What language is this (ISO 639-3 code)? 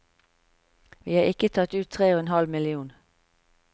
nor